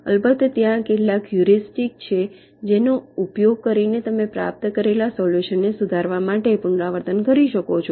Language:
Gujarati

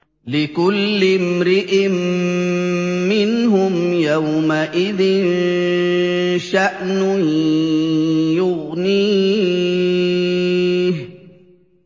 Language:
Arabic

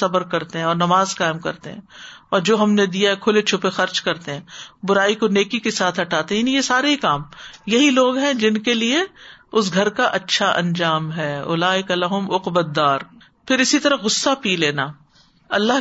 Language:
Urdu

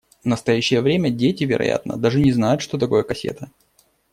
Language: Russian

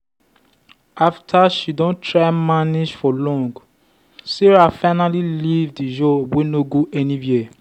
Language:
Nigerian Pidgin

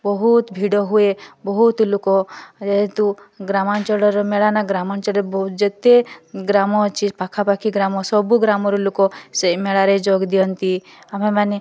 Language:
Odia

